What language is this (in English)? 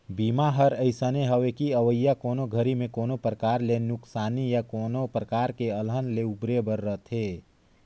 Chhattisgarhi